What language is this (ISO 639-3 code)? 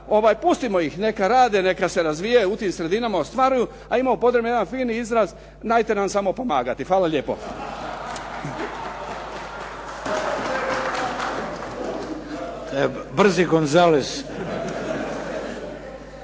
hrv